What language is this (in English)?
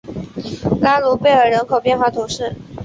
Chinese